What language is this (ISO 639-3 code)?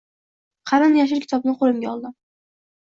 uzb